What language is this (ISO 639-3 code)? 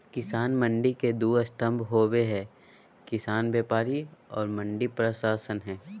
mag